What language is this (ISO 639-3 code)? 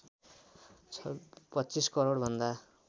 nep